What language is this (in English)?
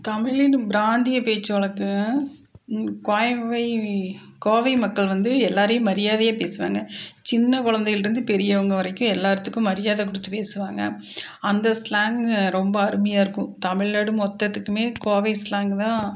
Tamil